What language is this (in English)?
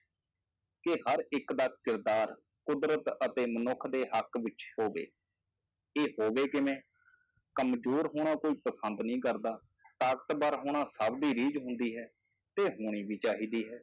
Punjabi